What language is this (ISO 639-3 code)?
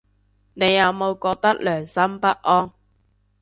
yue